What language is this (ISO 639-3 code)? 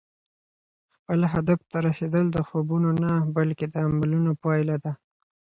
pus